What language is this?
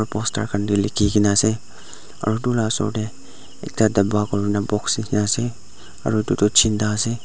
Naga Pidgin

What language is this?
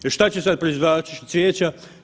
Croatian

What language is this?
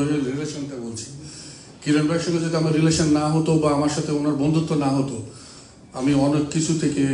Bangla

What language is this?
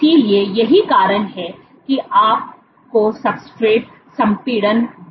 Hindi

